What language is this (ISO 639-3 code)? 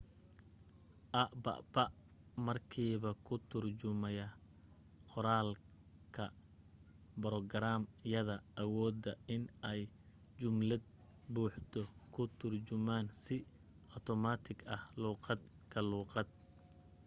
som